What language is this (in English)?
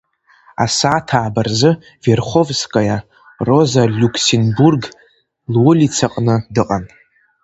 Abkhazian